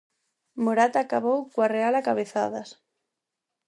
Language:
Galician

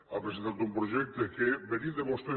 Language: Catalan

